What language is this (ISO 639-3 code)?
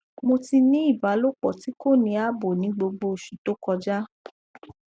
yor